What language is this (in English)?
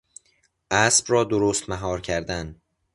Persian